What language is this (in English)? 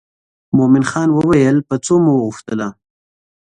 Pashto